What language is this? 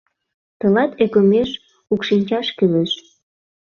Mari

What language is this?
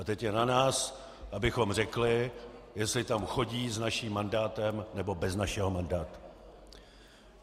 Czech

